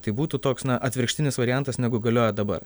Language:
Lithuanian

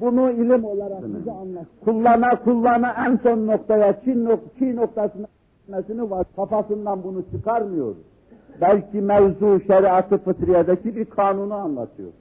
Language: Turkish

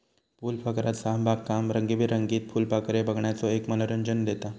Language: Marathi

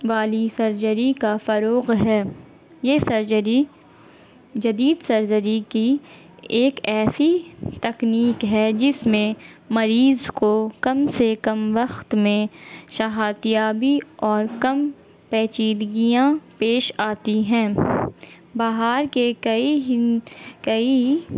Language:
Urdu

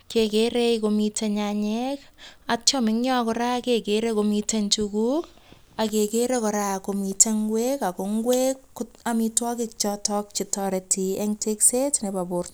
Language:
Kalenjin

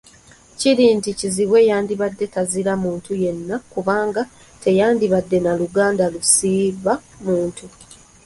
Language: Ganda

